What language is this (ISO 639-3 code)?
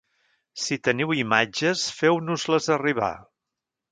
cat